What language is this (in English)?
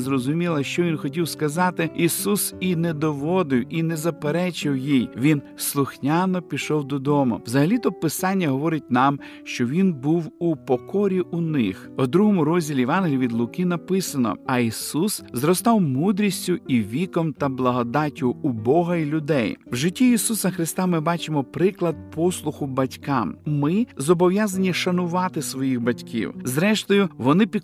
Ukrainian